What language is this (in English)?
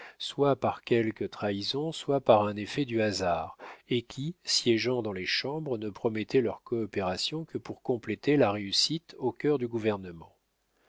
French